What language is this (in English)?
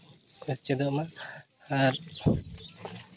Santali